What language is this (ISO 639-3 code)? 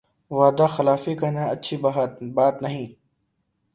urd